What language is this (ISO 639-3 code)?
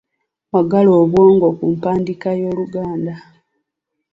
lug